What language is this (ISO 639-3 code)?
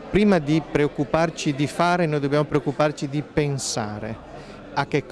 ita